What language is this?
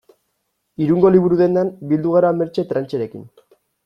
Basque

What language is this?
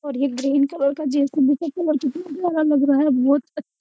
Hindi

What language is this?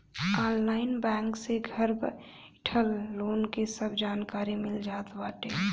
Bhojpuri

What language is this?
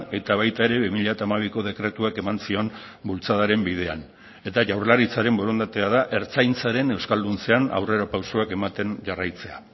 Basque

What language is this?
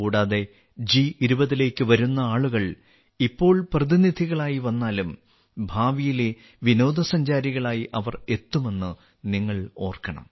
Malayalam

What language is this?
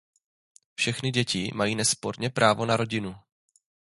Czech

